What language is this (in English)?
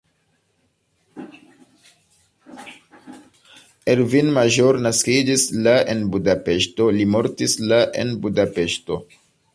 Esperanto